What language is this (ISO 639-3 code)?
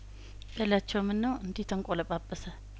amh